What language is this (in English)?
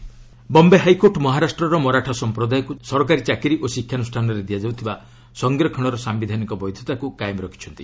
Odia